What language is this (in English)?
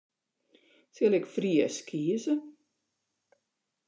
Western Frisian